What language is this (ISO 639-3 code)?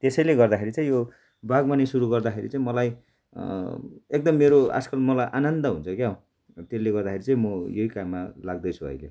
nep